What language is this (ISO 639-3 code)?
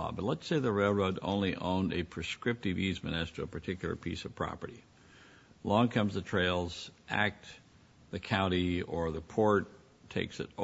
eng